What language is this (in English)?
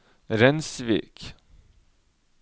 Norwegian